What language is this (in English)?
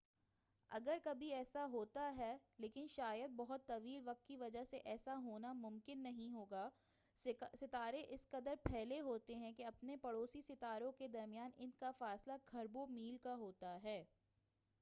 Urdu